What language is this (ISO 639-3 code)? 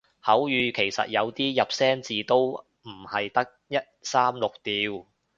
yue